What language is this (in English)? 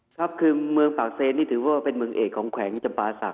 Thai